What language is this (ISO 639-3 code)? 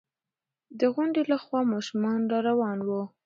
pus